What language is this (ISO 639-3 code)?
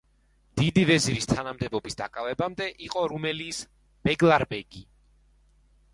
kat